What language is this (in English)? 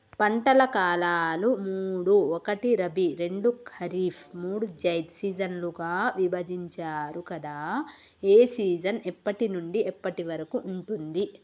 Telugu